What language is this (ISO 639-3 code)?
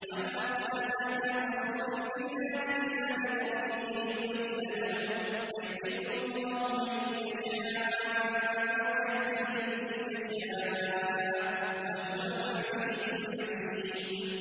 ara